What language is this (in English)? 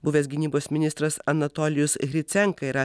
Lithuanian